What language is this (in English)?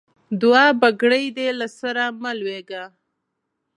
Pashto